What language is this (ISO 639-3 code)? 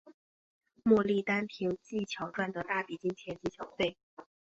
zho